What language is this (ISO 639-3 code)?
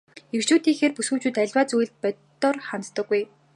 mon